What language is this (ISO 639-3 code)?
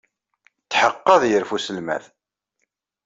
kab